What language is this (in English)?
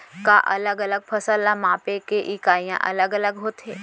Chhattisgarhi